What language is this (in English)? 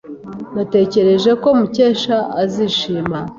Kinyarwanda